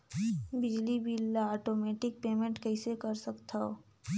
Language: Chhattisgarhi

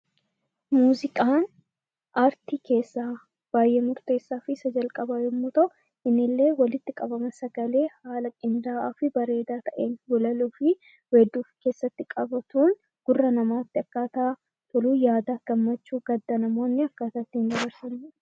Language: Oromo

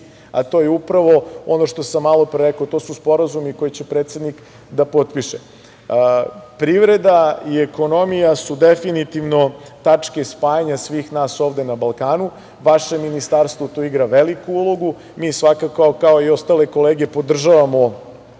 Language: Serbian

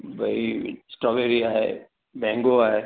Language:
Sindhi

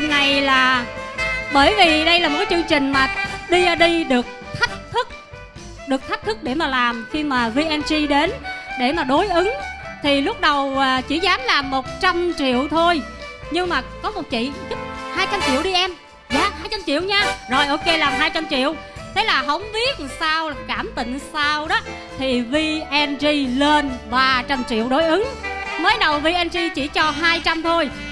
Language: Vietnamese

